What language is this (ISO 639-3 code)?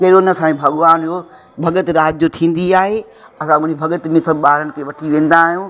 snd